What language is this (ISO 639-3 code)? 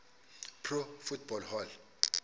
xho